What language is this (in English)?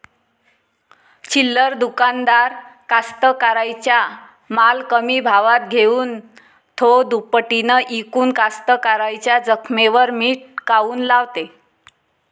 Marathi